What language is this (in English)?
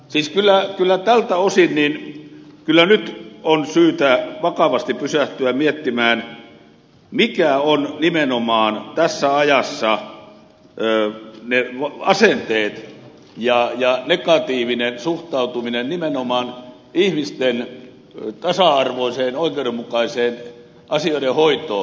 Finnish